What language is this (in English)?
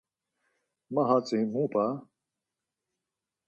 Laz